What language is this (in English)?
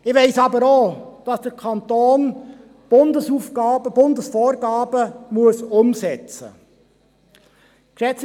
Swiss German